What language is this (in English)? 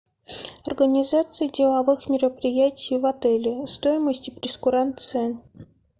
Russian